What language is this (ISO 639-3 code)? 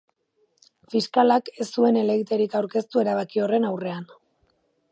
eus